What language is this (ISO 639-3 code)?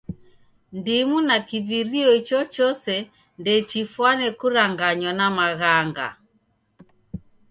dav